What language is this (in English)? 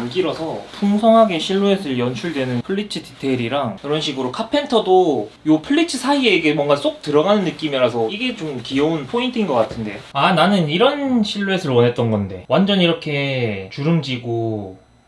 Korean